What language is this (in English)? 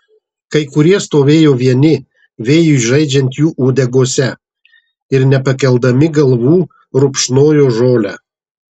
Lithuanian